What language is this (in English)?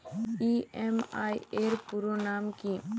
Bangla